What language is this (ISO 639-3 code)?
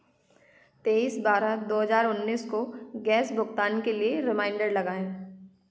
hin